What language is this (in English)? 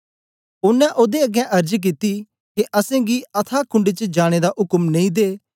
Dogri